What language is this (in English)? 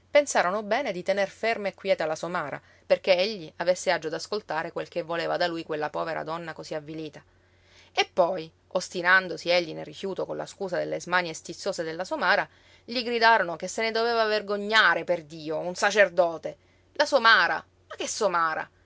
Italian